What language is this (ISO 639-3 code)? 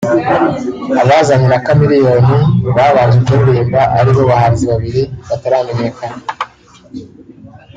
kin